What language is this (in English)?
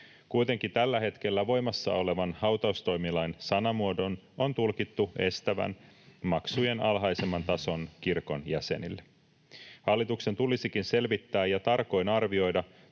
Finnish